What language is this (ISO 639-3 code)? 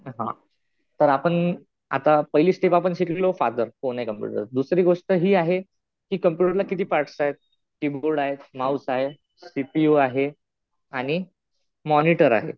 mar